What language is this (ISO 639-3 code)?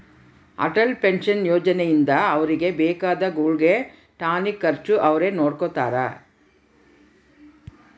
kan